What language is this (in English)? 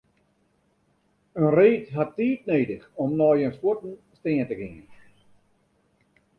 Western Frisian